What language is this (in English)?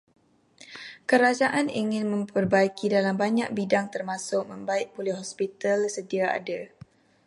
Malay